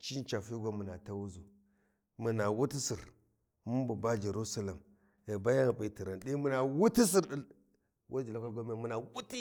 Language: Warji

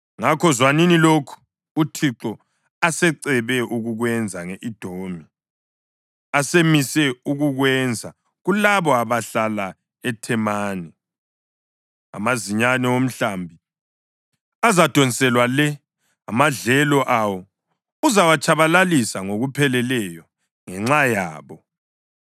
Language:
North Ndebele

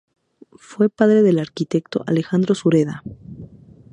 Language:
Spanish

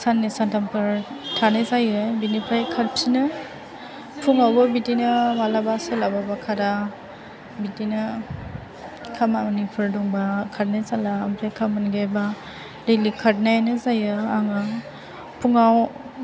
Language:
Bodo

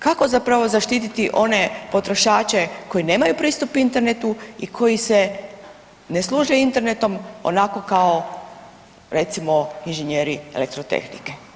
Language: Croatian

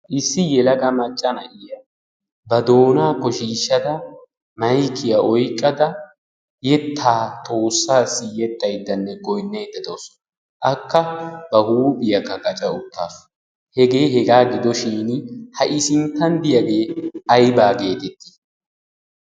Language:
Wolaytta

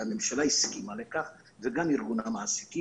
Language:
Hebrew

